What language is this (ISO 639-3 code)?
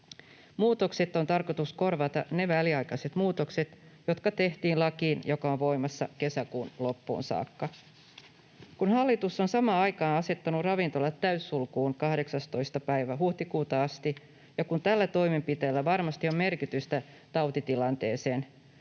fin